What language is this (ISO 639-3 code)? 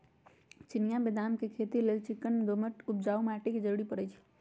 mag